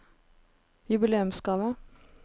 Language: Norwegian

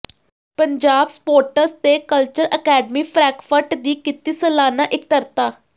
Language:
Punjabi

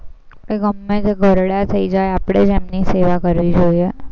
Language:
Gujarati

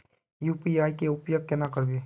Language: Magahi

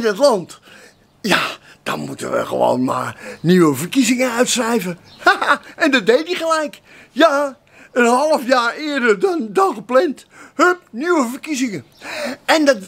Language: Dutch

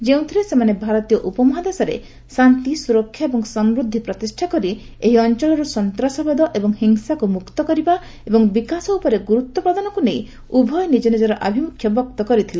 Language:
Odia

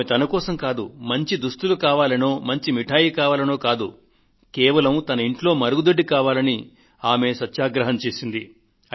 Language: Telugu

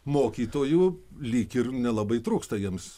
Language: Lithuanian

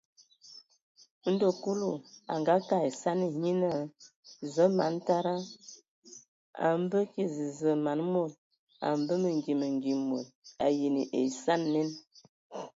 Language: Ewondo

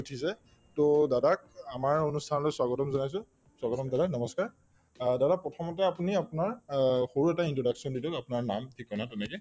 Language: Assamese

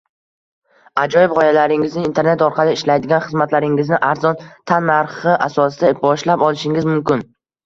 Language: Uzbek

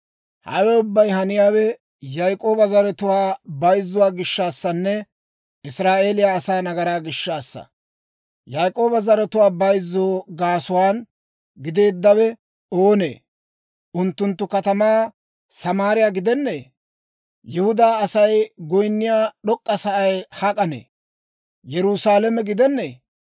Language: Dawro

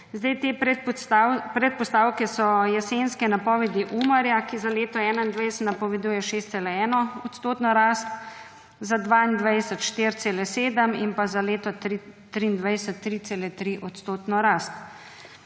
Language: Slovenian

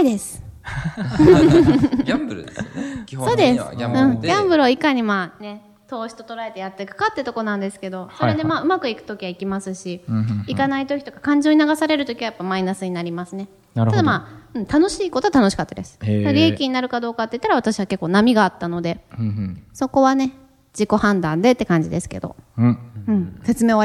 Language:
Japanese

